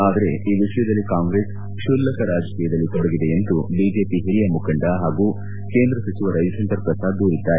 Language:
Kannada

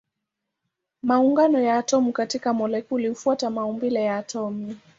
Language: Swahili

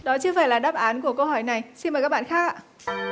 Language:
Vietnamese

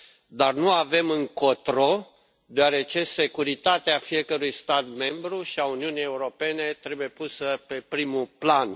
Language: Romanian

